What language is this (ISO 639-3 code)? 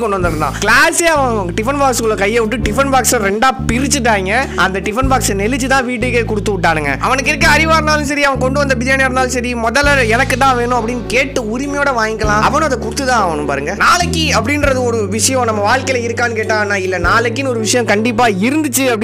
tam